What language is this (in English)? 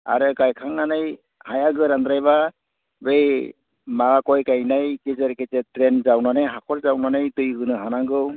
Bodo